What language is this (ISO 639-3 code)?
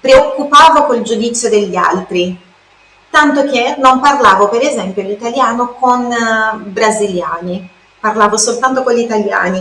ita